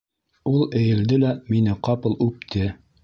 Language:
Bashkir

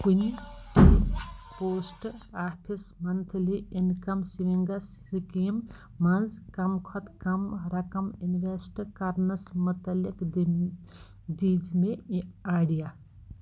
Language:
Kashmiri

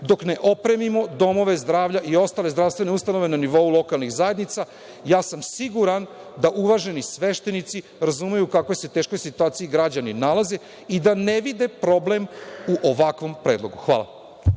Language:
Serbian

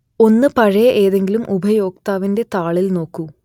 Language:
Malayalam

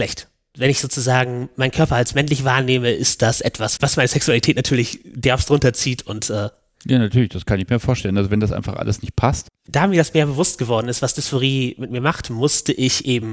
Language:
German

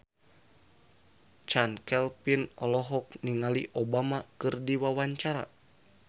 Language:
Sundanese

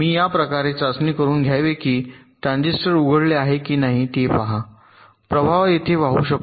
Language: Marathi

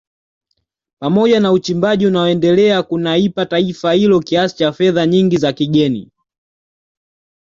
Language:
Swahili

